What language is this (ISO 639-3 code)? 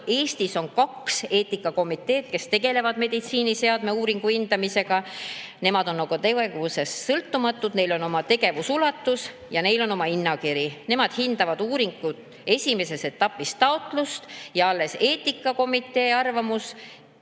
est